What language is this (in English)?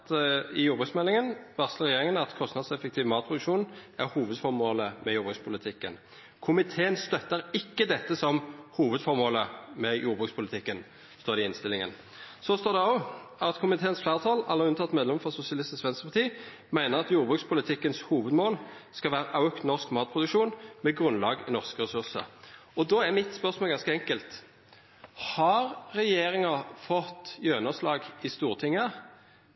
Norwegian Nynorsk